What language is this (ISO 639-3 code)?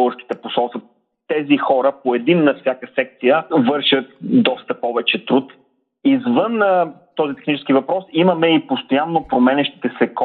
bul